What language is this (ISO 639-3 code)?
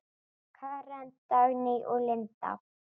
isl